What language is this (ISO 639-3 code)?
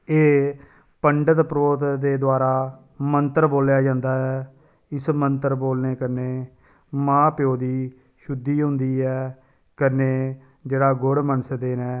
doi